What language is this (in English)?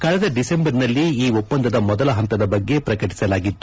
Kannada